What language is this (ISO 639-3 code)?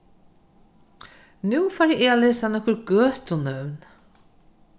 fao